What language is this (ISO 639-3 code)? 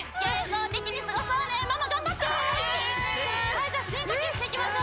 jpn